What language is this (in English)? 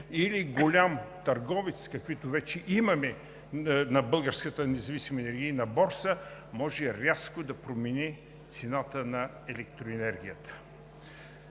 Bulgarian